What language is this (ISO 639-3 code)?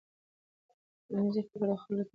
pus